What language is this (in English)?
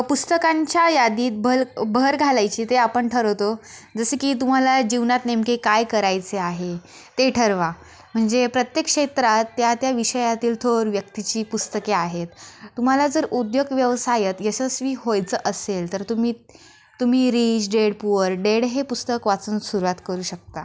Marathi